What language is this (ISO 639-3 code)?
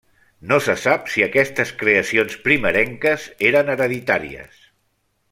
cat